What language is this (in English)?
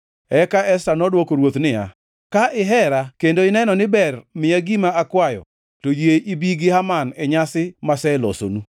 Luo (Kenya and Tanzania)